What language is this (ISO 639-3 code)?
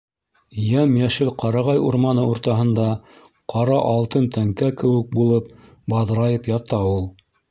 bak